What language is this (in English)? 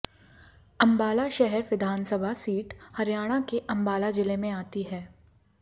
Hindi